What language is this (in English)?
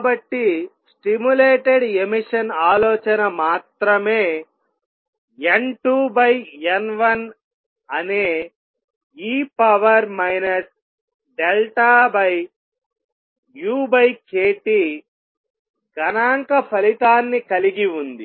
Telugu